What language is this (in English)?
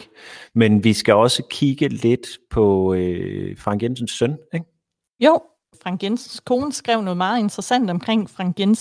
Danish